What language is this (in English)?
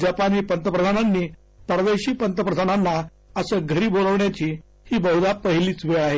Marathi